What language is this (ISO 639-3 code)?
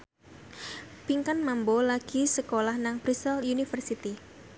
jav